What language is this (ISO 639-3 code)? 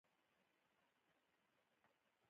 pus